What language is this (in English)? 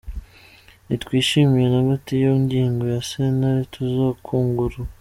Kinyarwanda